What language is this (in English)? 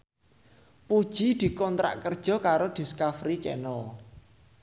Javanese